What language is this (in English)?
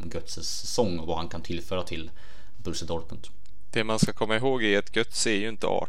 Swedish